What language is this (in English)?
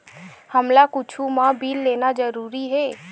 Chhattisgarhi